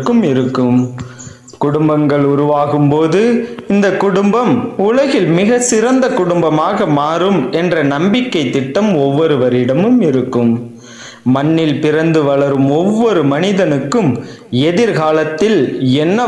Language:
Tamil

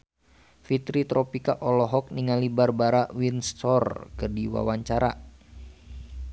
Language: Sundanese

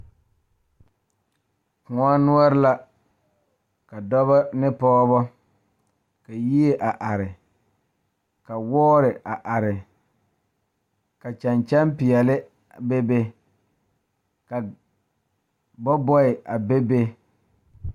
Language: Southern Dagaare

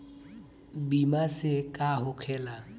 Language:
Bhojpuri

